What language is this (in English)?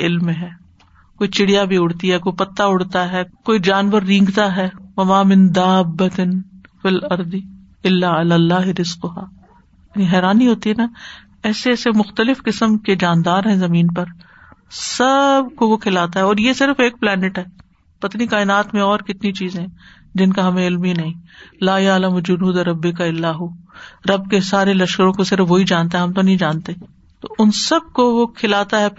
Urdu